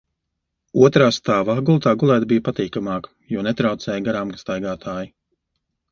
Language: Latvian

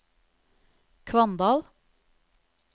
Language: Norwegian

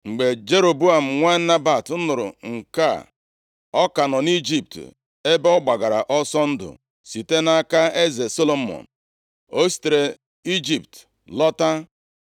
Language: Igbo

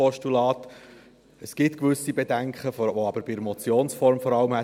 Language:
Swiss German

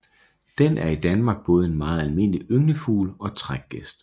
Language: Danish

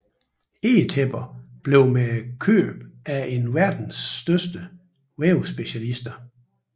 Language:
Danish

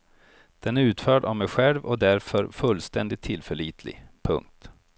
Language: Swedish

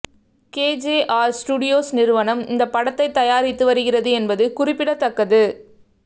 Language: Tamil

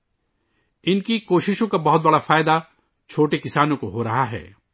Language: Urdu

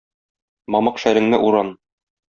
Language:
Tatar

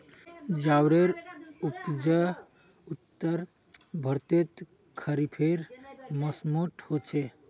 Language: Magahi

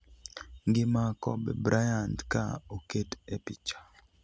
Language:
Luo (Kenya and Tanzania)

